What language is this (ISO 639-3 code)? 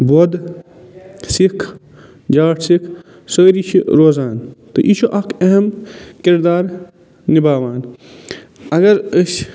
kas